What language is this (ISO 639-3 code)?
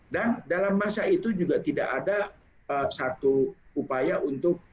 ind